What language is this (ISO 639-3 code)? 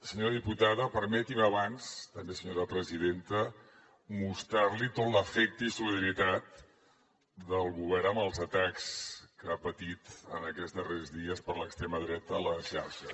cat